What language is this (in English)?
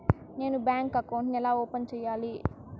Telugu